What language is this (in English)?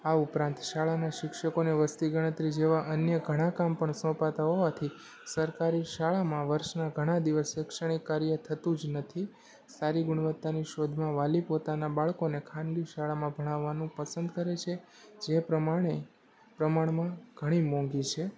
Gujarati